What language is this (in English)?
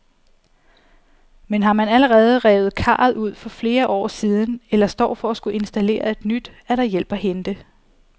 Danish